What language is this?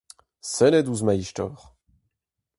Breton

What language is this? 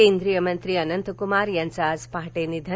Marathi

